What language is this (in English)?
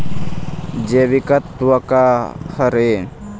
Chhattisgarhi